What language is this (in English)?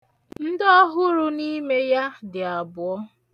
Igbo